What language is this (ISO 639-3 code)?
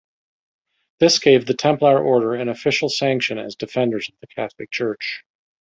eng